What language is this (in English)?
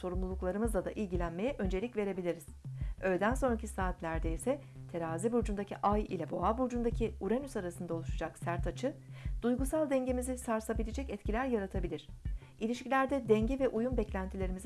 Turkish